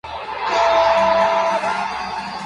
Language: Spanish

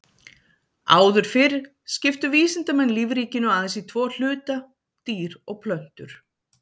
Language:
Icelandic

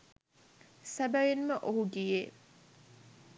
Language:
Sinhala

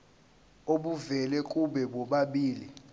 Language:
Zulu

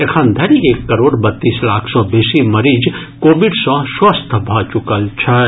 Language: Maithili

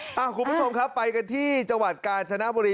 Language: Thai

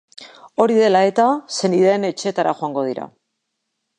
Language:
Basque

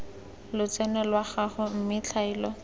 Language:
Tswana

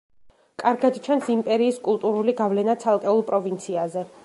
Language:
Georgian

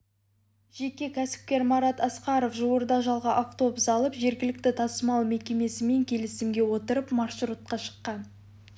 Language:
Kazakh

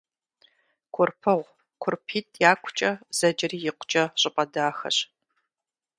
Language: Kabardian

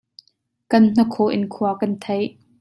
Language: Hakha Chin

